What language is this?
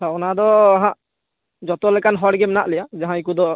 Santali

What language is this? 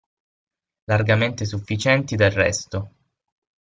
Italian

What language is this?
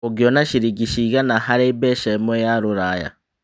Kikuyu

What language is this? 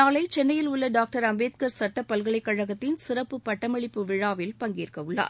Tamil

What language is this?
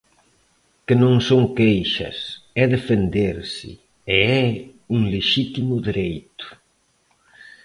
Galician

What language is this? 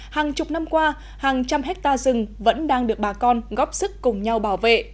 Vietnamese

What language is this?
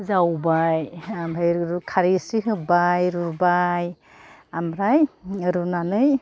Bodo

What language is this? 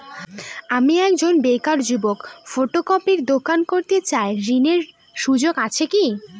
Bangla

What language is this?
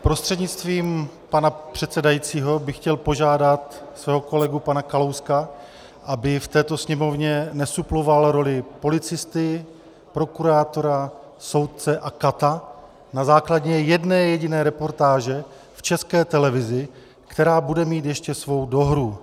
Czech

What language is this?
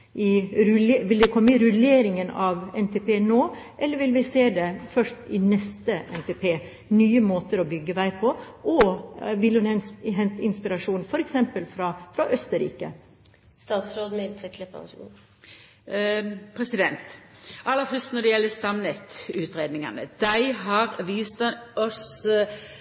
Norwegian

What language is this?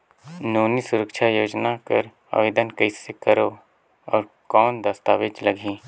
Chhattisgarhi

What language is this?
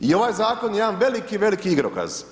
Croatian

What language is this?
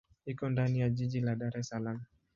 Swahili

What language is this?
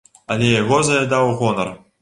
Belarusian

